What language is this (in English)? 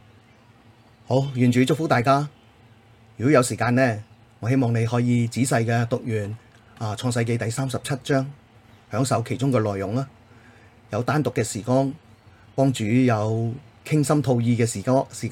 Chinese